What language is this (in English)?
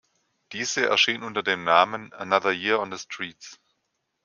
German